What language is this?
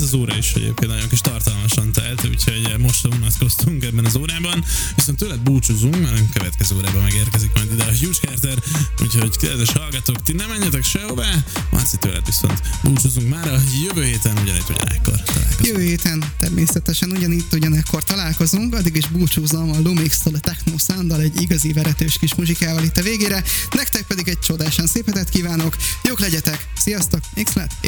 Hungarian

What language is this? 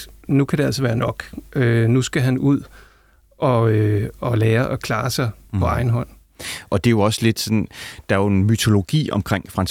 Danish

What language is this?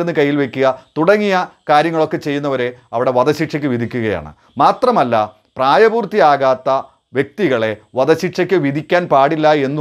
Polish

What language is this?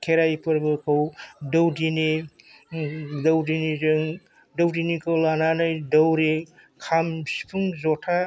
Bodo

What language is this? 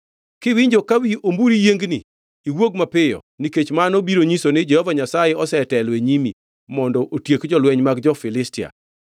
Luo (Kenya and Tanzania)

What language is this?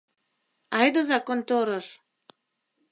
Mari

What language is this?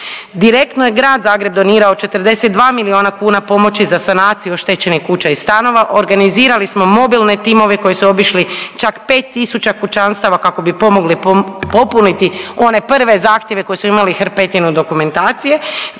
Croatian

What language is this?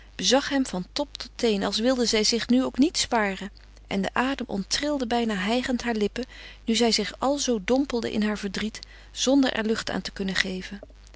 Dutch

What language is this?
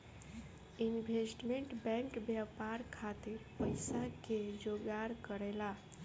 Bhojpuri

